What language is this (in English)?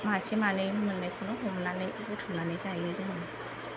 Bodo